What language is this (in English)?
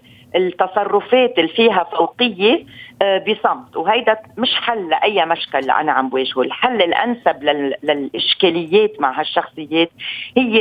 Arabic